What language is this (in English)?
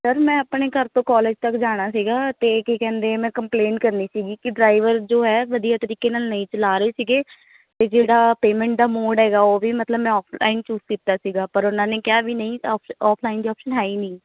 Punjabi